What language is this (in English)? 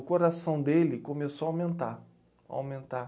Portuguese